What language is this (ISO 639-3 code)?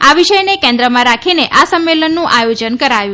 guj